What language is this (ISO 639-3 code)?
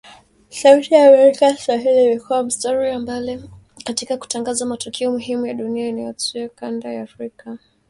swa